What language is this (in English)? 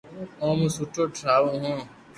Loarki